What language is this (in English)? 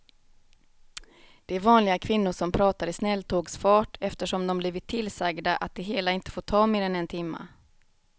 Swedish